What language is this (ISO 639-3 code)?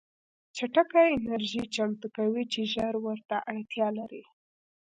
pus